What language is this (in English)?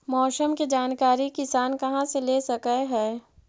Magahi